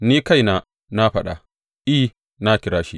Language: Hausa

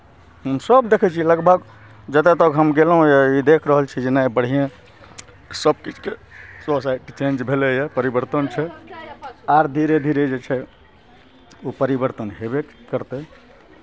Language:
Maithili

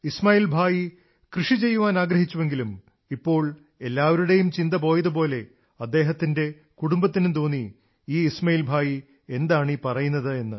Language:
Malayalam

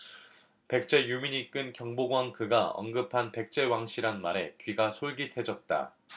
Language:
Korean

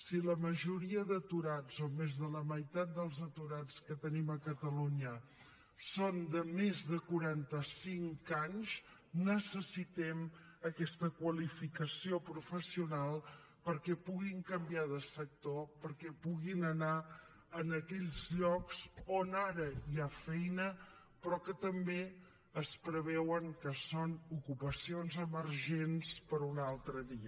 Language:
Catalan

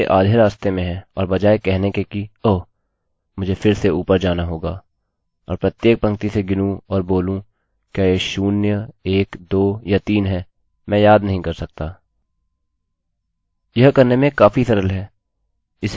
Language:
Hindi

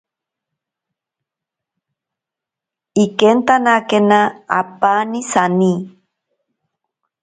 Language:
Ashéninka Perené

